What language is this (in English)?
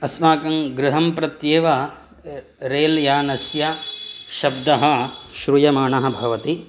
Sanskrit